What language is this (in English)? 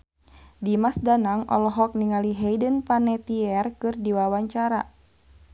Sundanese